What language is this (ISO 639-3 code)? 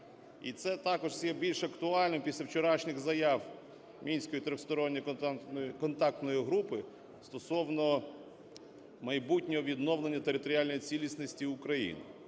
ukr